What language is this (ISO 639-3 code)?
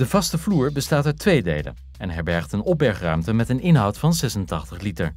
nld